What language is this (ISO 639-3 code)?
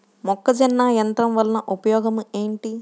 tel